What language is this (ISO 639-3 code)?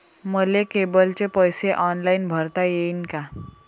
mar